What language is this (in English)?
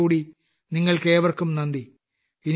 Malayalam